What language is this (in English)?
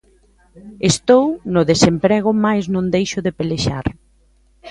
Galician